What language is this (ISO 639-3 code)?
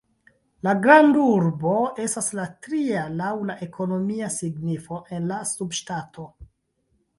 epo